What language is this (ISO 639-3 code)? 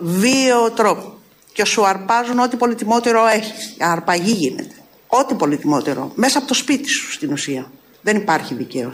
ell